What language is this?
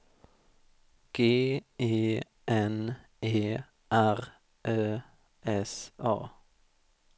Swedish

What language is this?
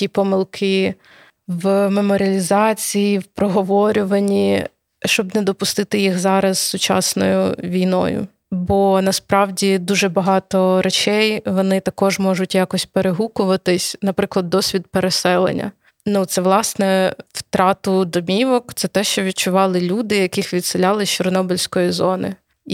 Ukrainian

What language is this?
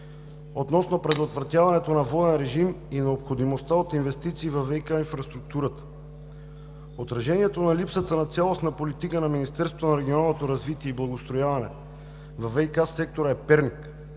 Bulgarian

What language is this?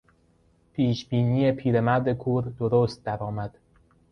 Persian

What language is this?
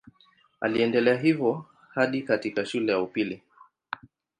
Swahili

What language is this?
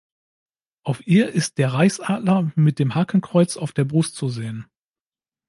German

